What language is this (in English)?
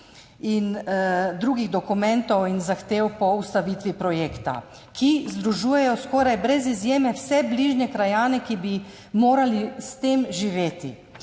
Slovenian